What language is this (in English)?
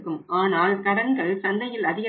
Tamil